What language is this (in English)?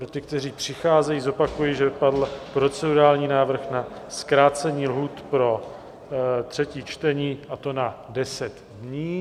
Czech